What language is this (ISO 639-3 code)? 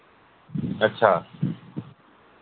doi